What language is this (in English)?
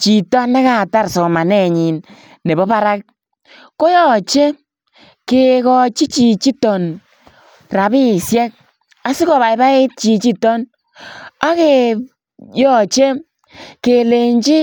Kalenjin